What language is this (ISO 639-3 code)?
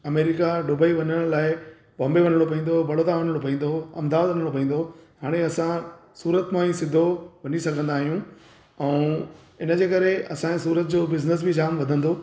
snd